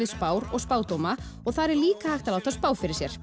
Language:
Icelandic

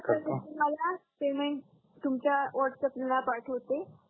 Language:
Marathi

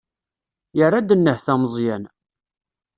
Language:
Kabyle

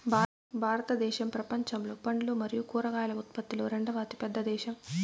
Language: Telugu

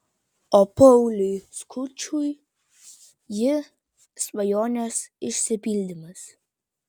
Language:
Lithuanian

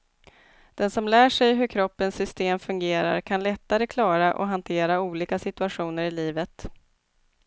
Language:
Swedish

